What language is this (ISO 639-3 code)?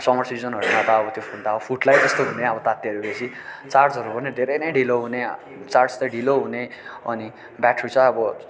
nep